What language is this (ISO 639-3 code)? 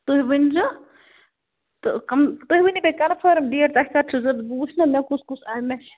kas